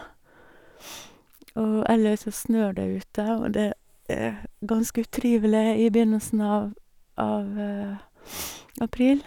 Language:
Norwegian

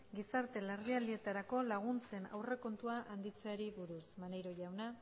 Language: Basque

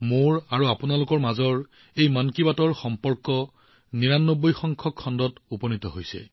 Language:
Assamese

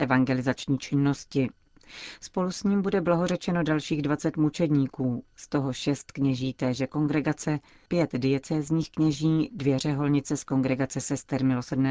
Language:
Czech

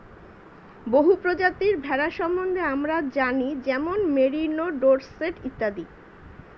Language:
Bangla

